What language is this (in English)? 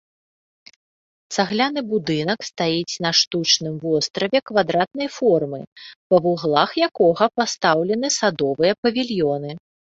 Belarusian